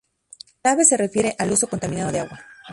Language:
Spanish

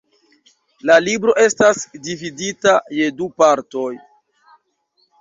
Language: Esperanto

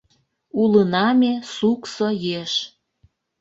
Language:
Mari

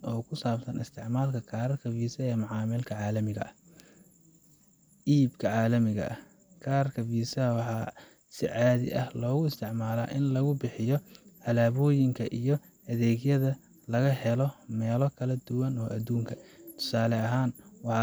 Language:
Somali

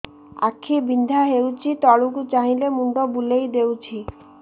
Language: Odia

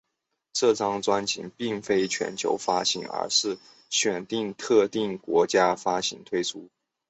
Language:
Chinese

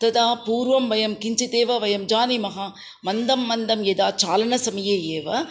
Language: Sanskrit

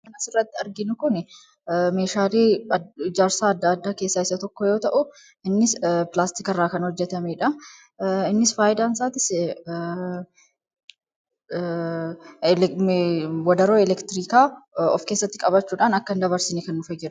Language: Oromo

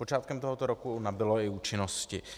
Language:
Czech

